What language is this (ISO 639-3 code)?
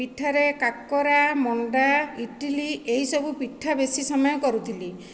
ori